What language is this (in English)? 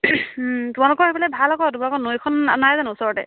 Assamese